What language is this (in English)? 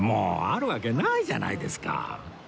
Japanese